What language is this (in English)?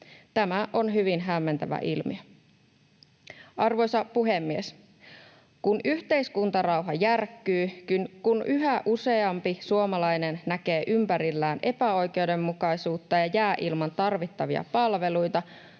Finnish